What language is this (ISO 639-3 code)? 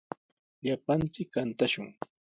qws